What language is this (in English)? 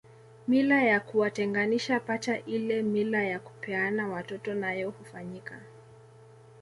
Swahili